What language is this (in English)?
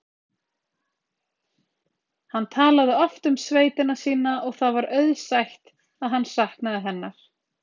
Icelandic